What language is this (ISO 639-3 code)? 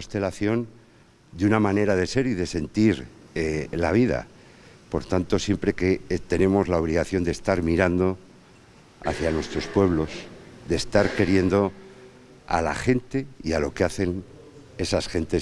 spa